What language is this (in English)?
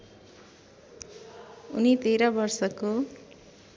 Nepali